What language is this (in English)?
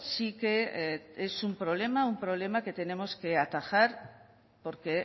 Spanish